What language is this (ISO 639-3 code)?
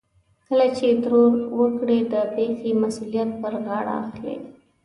pus